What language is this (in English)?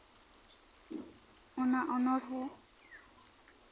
Santali